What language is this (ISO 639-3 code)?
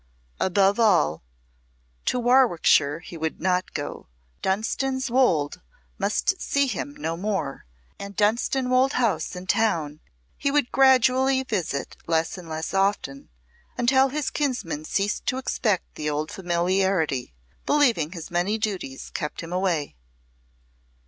eng